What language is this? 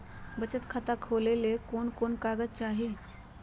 Magahi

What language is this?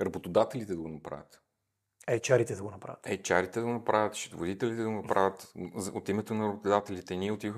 Bulgarian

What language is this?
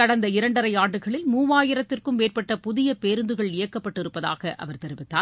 Tamil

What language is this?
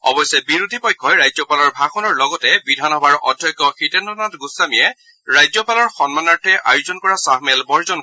Assamese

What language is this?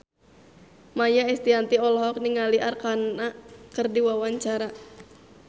Sundanese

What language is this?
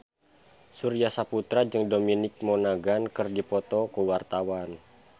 Sundanese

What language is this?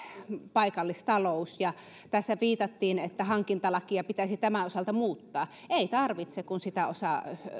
Finnish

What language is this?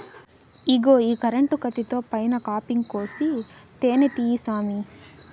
Telugu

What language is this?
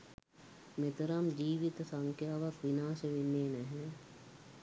Sinhala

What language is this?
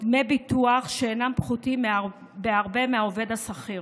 Hebrew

